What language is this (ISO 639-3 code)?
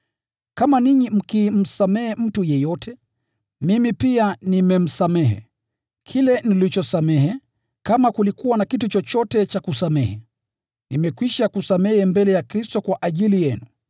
swa